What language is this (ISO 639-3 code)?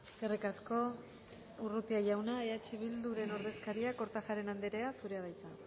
eus